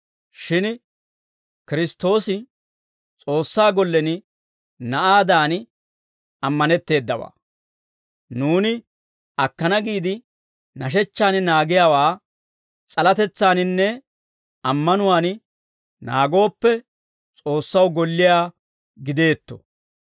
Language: Dawro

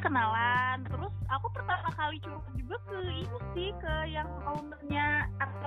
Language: Indonesian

